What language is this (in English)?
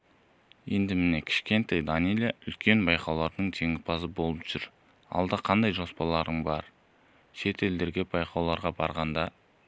Kazakh